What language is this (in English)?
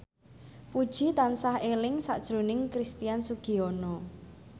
Javanese